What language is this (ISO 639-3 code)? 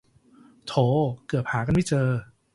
tha